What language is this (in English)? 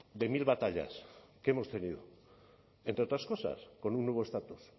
Spanish